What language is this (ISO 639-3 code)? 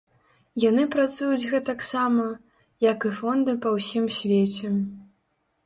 bel